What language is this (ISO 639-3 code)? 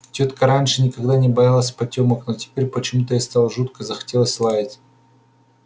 rus